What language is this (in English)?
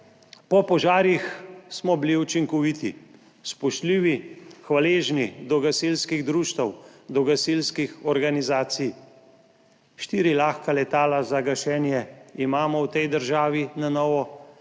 Slovenian